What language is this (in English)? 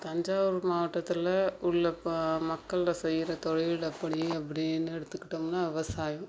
Tamil